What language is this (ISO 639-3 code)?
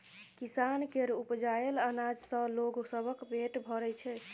mai